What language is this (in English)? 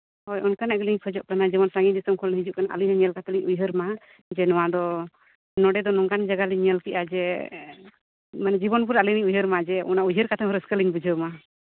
Santali